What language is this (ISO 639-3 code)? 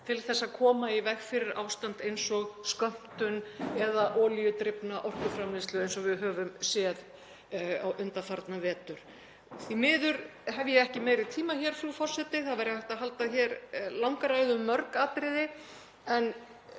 isl